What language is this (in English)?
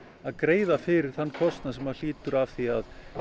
Icelandic